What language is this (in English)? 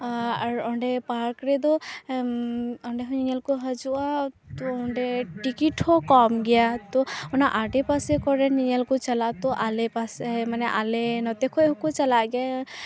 Santali